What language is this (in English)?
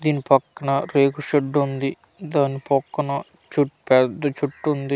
Telugu